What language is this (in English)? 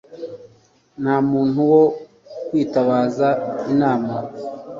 Kinyarwanda